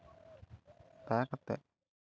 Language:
Santali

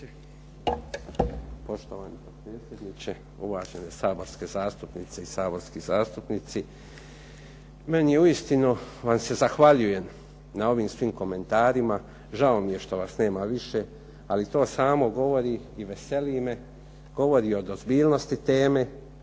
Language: Croatian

